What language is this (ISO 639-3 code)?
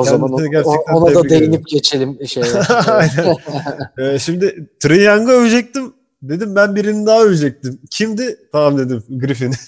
tur